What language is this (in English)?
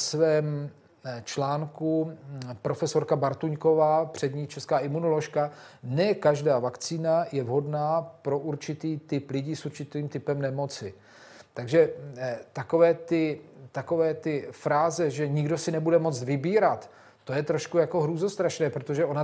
Czech